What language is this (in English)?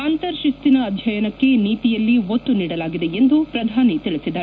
Kannada